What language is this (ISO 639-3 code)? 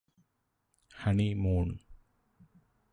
mal